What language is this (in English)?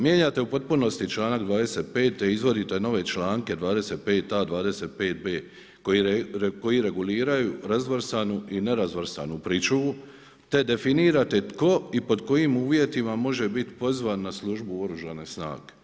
Croatian